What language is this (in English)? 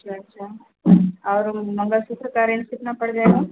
Hindi